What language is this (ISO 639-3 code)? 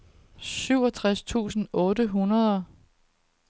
dan